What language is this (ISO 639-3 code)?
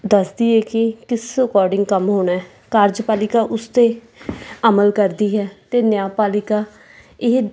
pan